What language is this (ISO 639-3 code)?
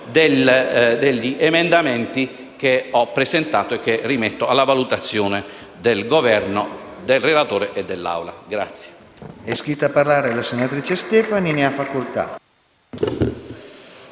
ita